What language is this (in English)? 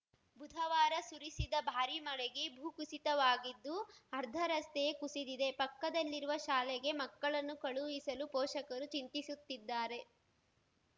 Kannada